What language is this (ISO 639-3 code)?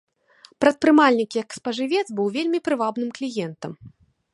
bel